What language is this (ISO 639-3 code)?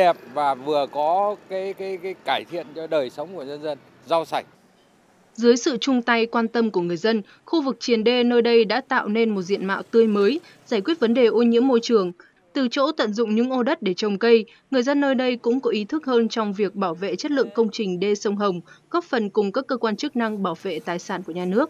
vie